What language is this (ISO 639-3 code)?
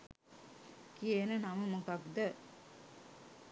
sin